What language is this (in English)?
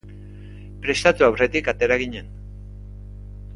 Basque